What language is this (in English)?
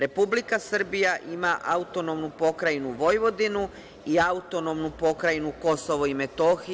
Serbian